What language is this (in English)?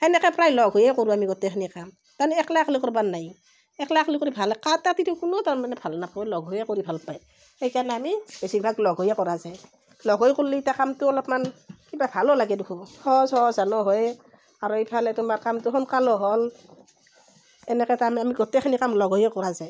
Assamese